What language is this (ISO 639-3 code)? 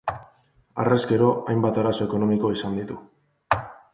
eus